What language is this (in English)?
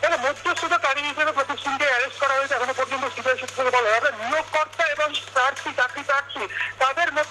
Turkish